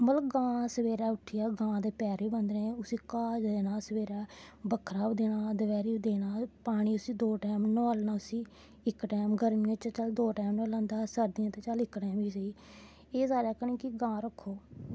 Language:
Dogri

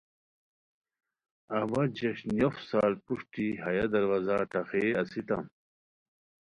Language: Khowar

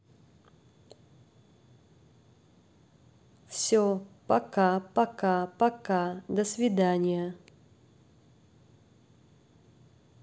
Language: Russian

